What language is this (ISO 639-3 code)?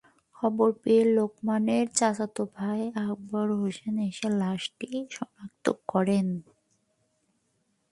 ben